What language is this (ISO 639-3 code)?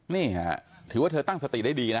tha